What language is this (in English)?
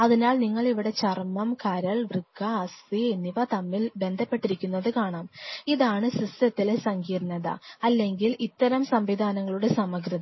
Malayalam